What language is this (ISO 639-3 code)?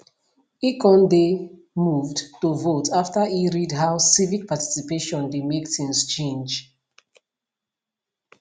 pcm